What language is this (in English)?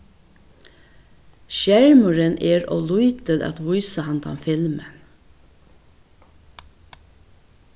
Faroese